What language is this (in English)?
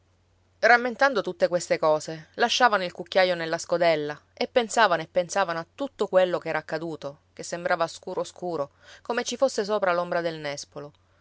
Italian